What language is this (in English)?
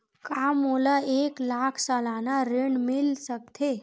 Chhattisgarhi